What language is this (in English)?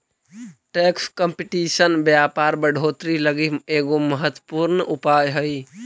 Magahi